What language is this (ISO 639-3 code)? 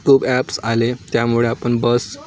mar